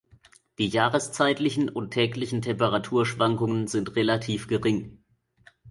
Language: German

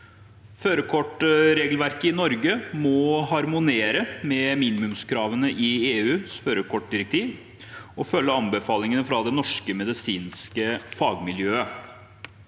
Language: Norwegian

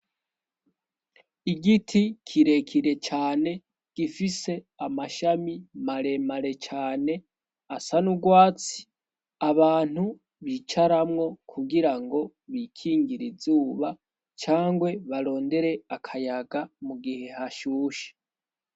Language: Rundi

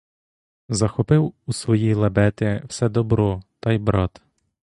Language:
Ukrainian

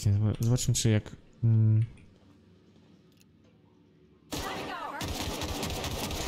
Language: Polish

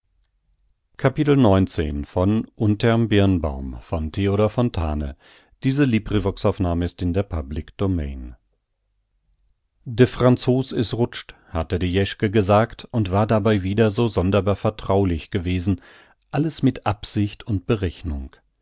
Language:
German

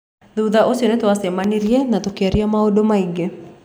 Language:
Kikuyu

